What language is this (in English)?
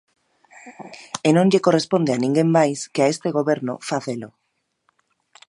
Galician